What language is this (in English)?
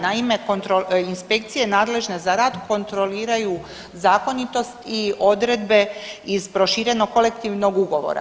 Croatian